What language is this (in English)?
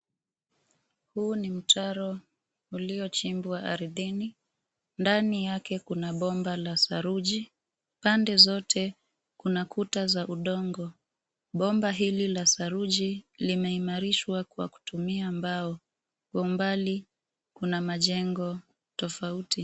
Swahili